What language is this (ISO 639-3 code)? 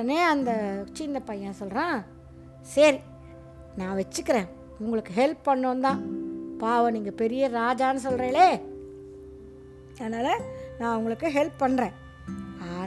tam